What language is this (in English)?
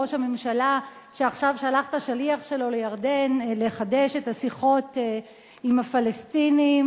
Hebrew